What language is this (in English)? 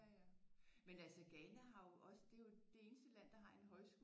Danish